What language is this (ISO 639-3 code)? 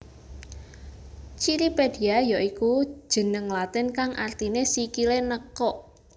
jav